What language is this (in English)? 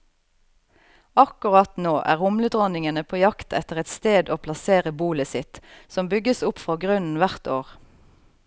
Norwegian